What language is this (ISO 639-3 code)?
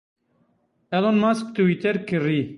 kur